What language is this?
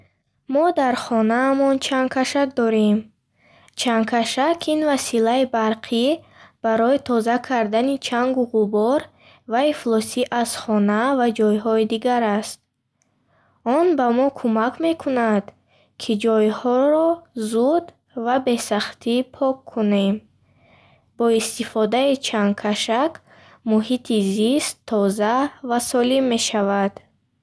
Bukharic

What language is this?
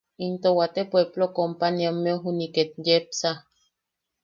Yaqui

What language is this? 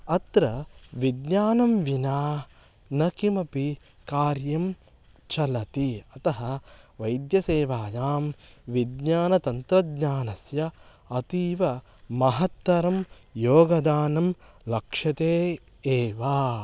Sanskrit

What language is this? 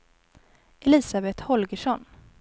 Swedish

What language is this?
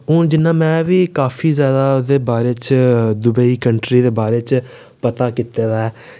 Dogri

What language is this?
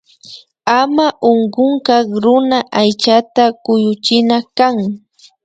Imbabura Highland Quichua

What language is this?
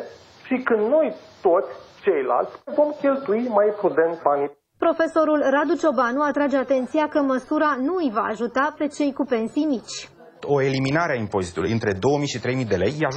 Romanian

